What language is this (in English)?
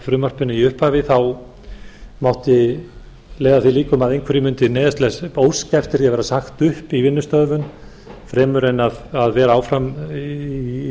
Icelandic